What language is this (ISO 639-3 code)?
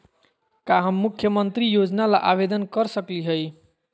mag